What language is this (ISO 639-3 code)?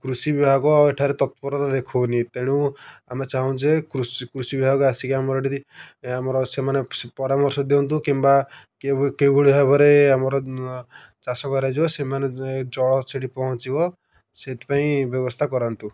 ori